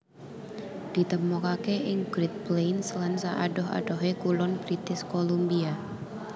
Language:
Javanese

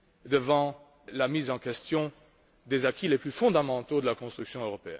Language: French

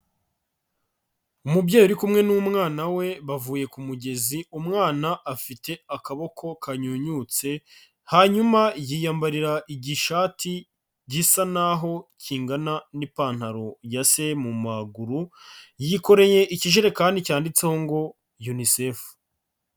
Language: Kinyarwanda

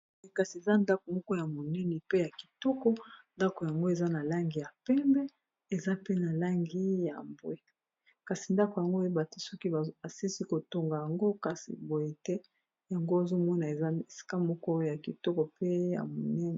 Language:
Lingala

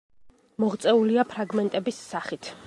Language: Georgian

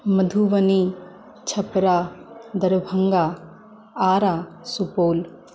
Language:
Maithili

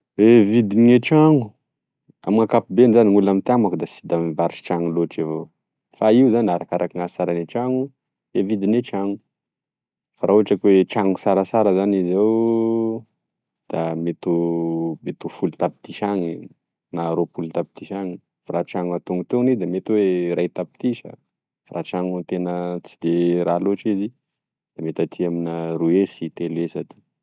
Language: Tesaka Malagasy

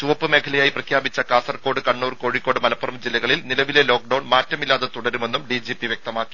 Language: Malayalam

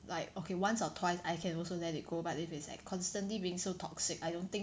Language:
English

